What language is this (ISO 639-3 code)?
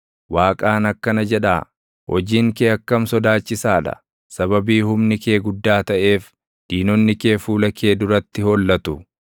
orm